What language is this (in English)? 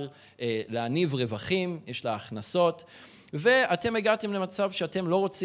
Hebrew